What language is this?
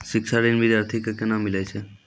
Maithili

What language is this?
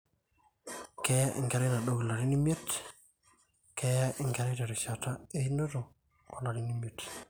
Masai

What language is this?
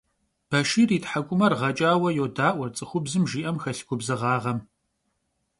Kabardian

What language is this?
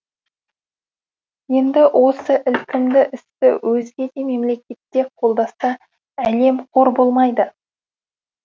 Kazakh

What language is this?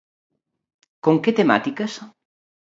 Galician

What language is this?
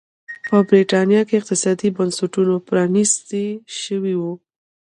Pashto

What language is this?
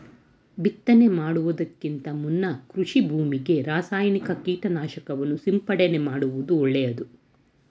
Kannada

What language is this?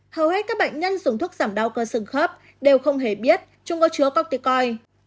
Vietnamese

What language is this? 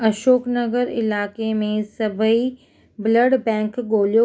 Sindhi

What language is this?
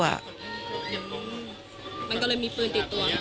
Thai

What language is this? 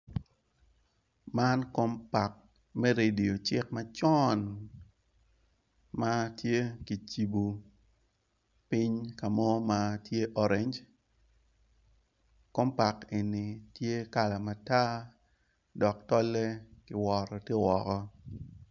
Acoli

